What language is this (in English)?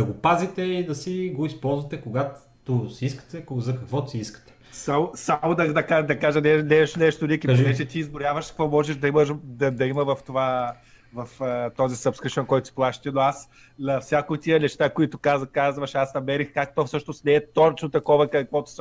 Bulgarian